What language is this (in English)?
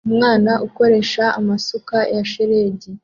Kinyarwanda